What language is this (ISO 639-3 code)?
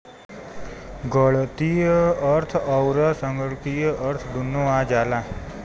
bho